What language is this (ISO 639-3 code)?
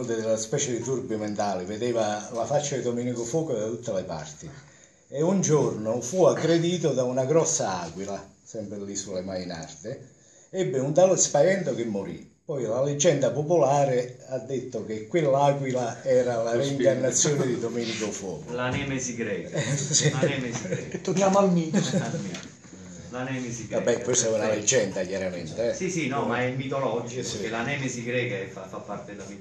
ita